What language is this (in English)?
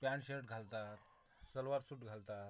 Marathi